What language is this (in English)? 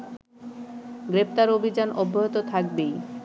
Bangla